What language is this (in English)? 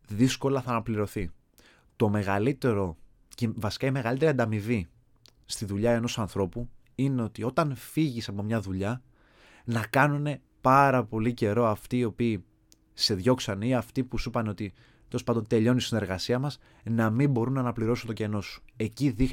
Greek